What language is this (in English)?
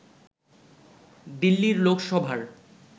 Bangla